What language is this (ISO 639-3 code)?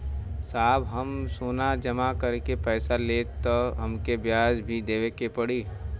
bho